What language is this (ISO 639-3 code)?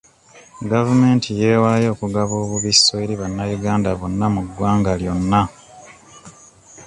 lug